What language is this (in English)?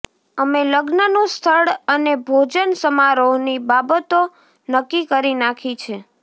Gujarati